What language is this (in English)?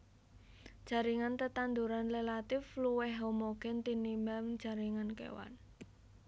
Javanese